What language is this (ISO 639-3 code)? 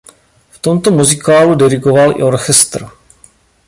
ces